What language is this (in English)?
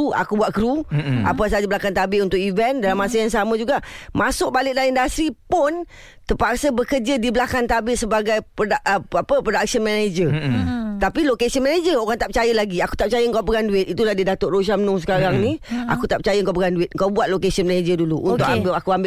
Malay